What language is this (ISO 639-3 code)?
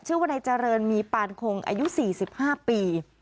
tha